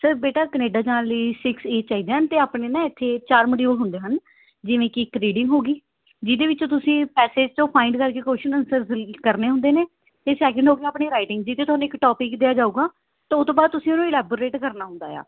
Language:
Punjabi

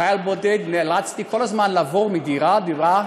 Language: Hebrew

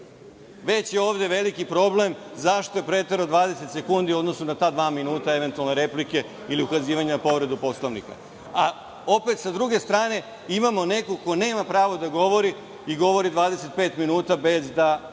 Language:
Serbian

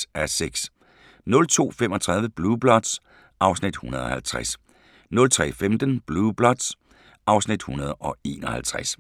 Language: Danish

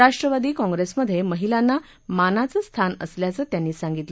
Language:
Marathi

